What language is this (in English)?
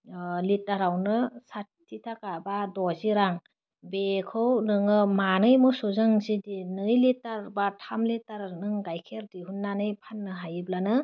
Bodo